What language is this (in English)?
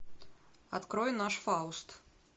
Russian